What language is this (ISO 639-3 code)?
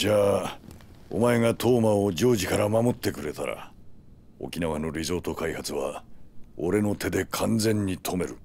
jpn